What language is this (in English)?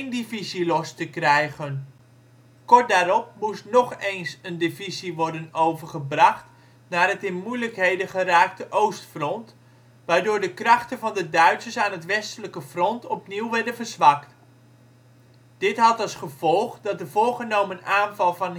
Dutch